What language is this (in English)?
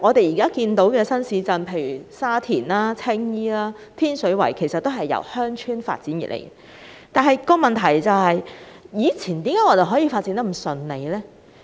Cantonese